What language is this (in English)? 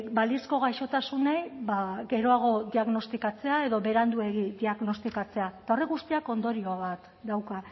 Basque